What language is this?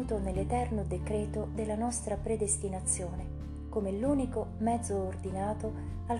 Italian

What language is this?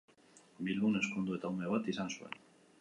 Basque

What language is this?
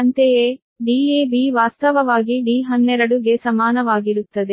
Kannada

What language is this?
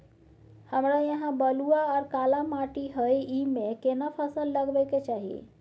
Maithili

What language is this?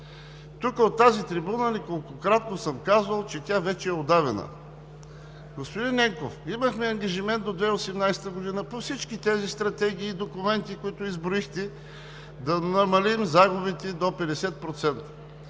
Bulgarian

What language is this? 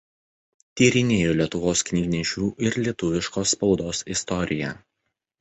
Lithuanian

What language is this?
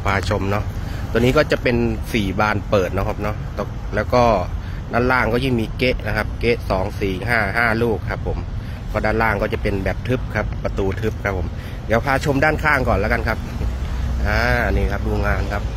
Thai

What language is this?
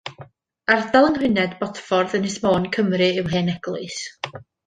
Welsh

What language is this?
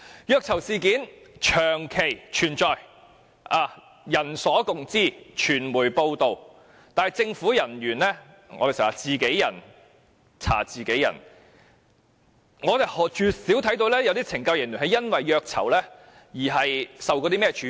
Cantonese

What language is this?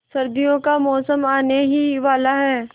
Hindi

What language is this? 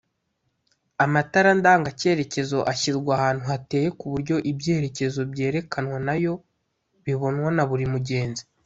Kinyarwanda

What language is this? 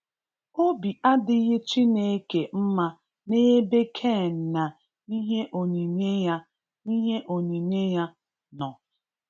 Igbo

